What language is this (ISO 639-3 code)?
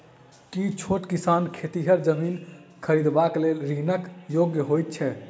mai